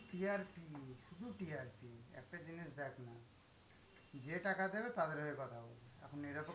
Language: Bangla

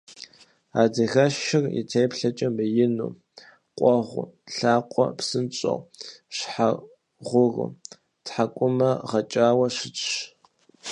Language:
Kabardian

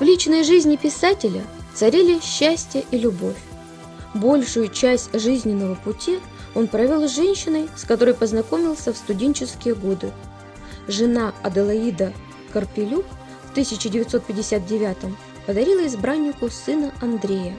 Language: Russian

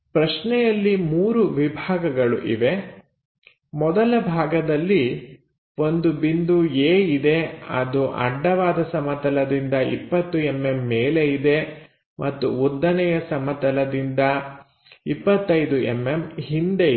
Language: Kannada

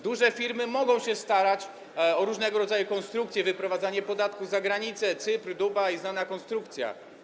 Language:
Polish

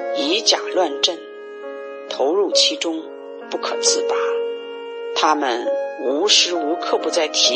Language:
Chinese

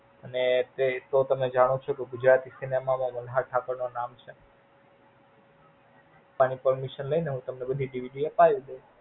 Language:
Gujarati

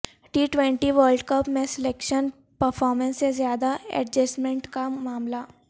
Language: Urdu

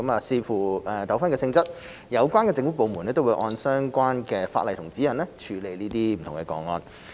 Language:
Cantonese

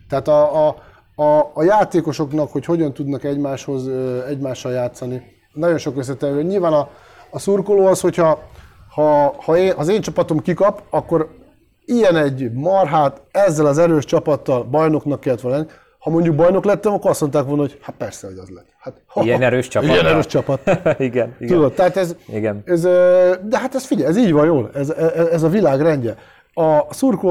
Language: Hungarian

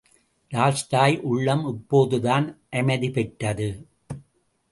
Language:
Tamil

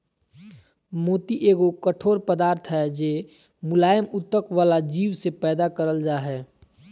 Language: Magahi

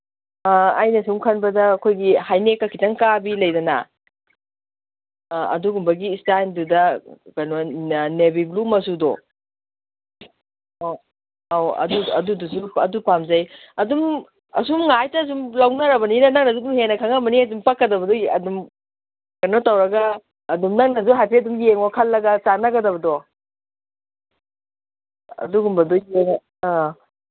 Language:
Manipuri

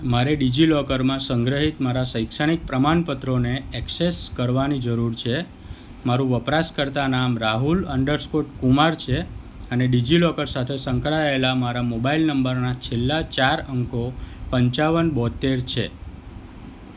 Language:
Gujarati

